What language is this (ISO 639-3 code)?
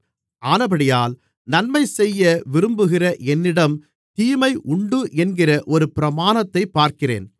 tam